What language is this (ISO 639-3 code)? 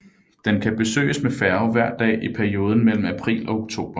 dan